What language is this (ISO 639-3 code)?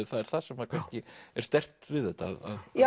isl